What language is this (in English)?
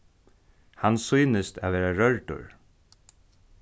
Faroese